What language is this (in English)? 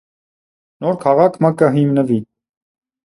Armenian